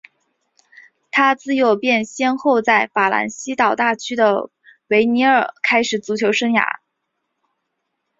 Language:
Chinese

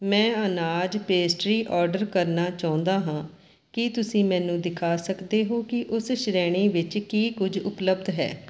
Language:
Punjabi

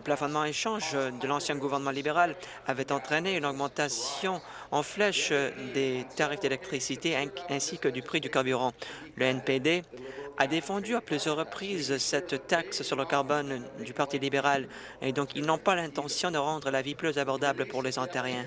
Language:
French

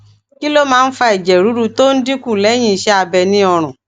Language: Yoruba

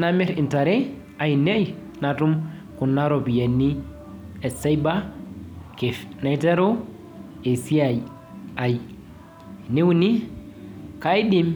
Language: Masai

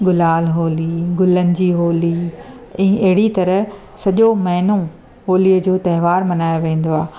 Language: Sindhi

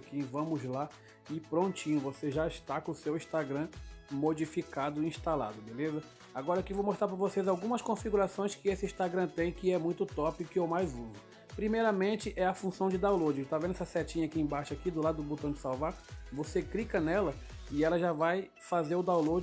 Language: Portuguese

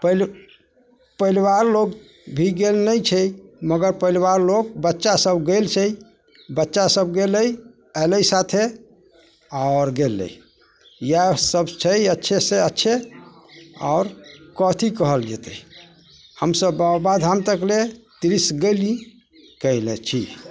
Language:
Maithili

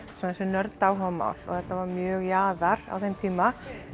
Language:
Icelandic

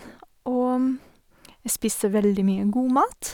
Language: Norwegian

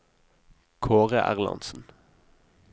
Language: Norwegian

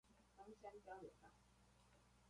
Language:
Chinese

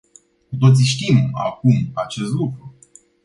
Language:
Romanian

